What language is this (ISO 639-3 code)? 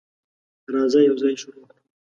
pus